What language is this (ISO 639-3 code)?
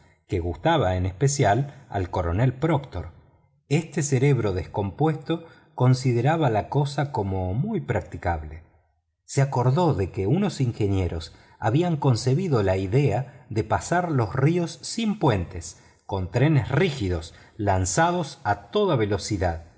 spa